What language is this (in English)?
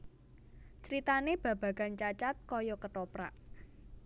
Javanese